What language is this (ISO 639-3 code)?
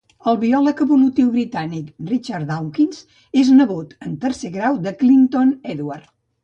cat